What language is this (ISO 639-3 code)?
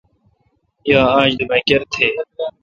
xka